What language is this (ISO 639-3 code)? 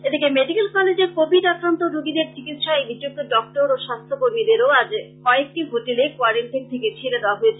ben